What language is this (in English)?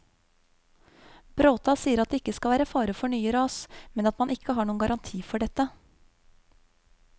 Norwegian